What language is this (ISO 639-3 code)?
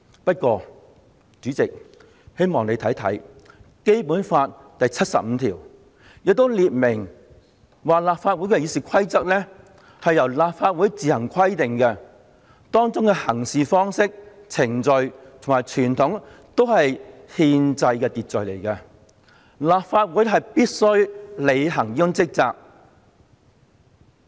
yue